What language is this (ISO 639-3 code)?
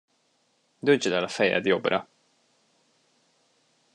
hun